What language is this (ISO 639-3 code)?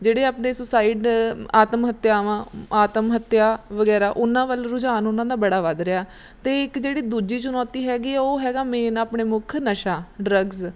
pan